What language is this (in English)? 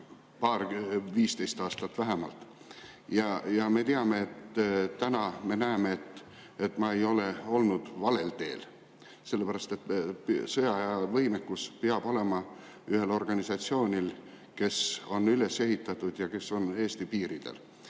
Estonian